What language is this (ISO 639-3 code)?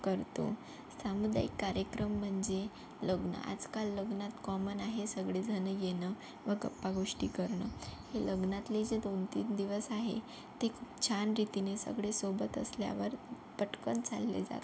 mar